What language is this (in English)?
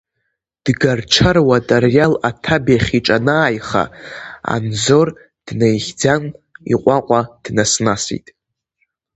Abkhazian